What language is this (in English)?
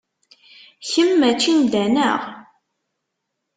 Kabyle